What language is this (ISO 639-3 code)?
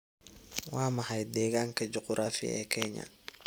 som